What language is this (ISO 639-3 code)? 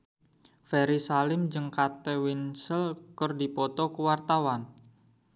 sun